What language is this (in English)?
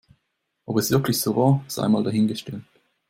German